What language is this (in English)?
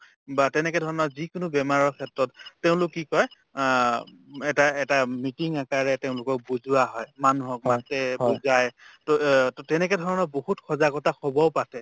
Assamese